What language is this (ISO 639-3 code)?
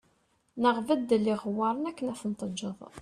kab